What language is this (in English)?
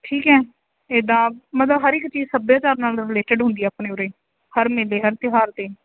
Punjabi